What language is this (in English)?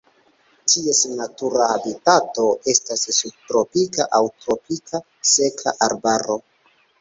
Esperanto